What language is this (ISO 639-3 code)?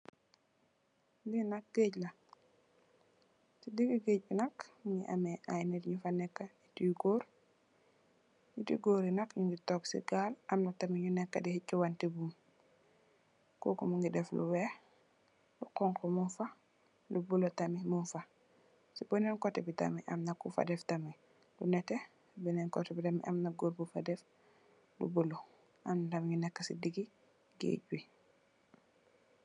wol